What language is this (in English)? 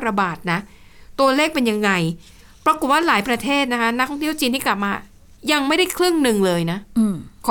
Thai